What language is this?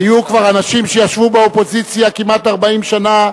Hebrew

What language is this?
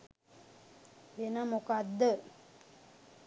Sinhala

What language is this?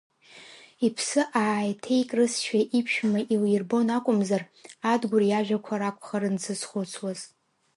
Abkhazian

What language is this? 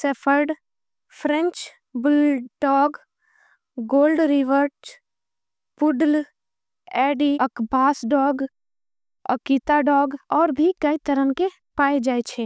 Angika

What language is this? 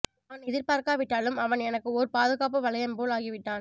Tamil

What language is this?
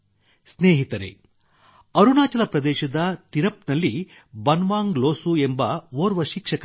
Kannada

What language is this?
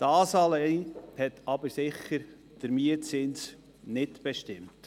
Swiss German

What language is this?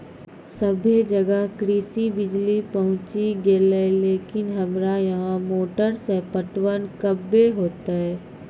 Maithili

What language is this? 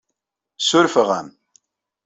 Kabyle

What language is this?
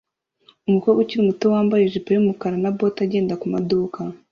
Kinyarwanda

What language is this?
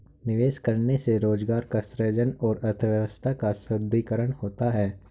Hindi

